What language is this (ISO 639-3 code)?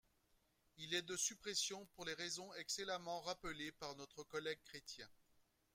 fra